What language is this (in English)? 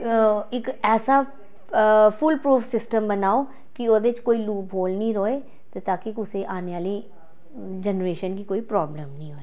Dogri